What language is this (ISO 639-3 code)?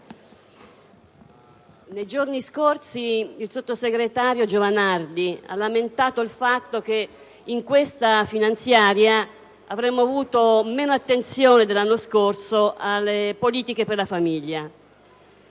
ita